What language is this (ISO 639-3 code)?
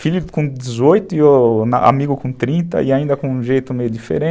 por